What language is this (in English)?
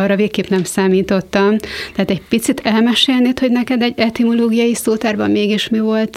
Hungarian